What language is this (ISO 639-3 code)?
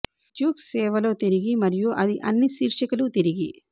tel